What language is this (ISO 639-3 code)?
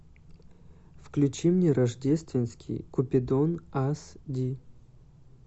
rus